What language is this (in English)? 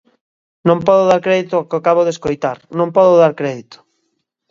Galician